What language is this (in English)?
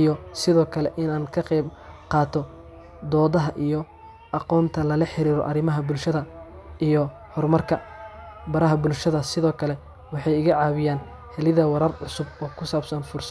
Somali